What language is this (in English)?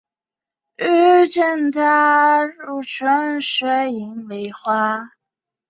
Chinese